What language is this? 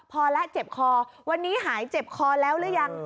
Thai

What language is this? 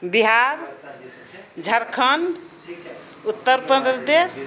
Maithili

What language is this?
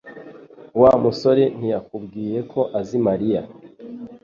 Kinyarwanda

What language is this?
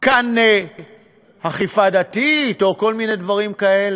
Hebrew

